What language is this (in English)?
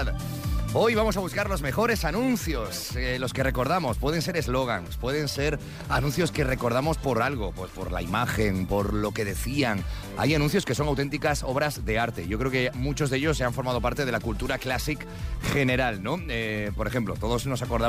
Spanish